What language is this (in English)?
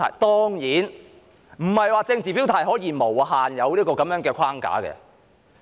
Cantonese